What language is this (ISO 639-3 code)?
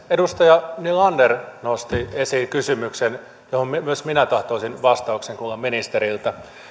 fin